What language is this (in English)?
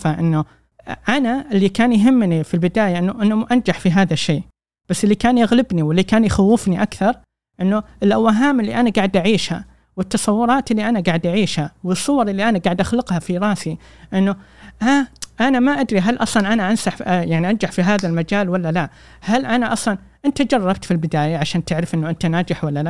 Arabic